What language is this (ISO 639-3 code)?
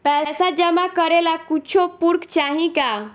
bho